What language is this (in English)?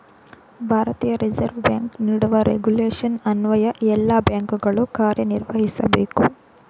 Kannada